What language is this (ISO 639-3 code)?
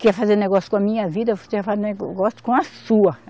por